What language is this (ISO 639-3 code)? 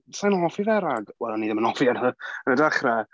cym